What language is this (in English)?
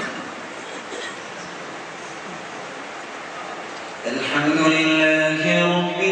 Arabic